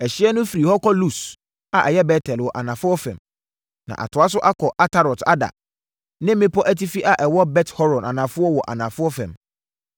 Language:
Akan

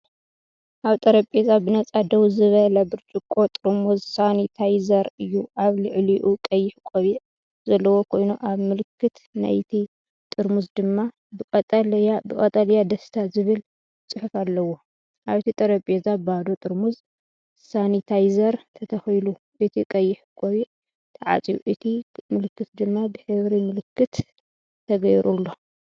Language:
Tigrinya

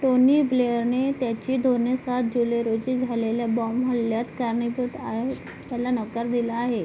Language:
Marathi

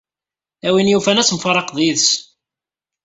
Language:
Kabyle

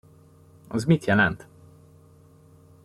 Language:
Hungarian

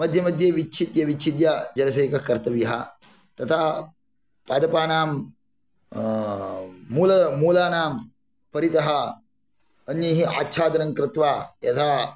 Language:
Sanskrit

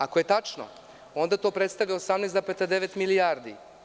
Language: Serbian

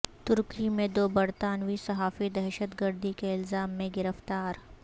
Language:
Urdu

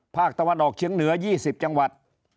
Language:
Thai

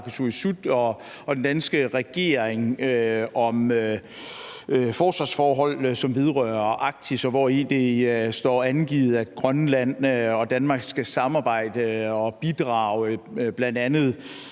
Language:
Danish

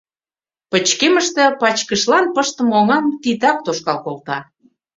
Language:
Mari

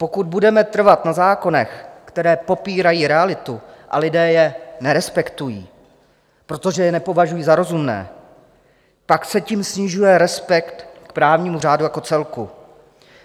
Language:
Czech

